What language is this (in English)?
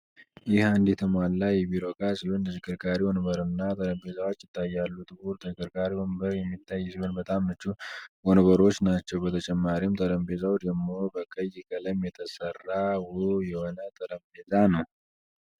Amharic